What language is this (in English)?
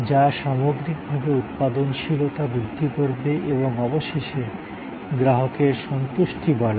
Bangla